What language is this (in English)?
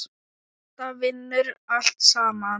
Icelandic